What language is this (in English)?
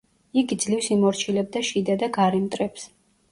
Georgian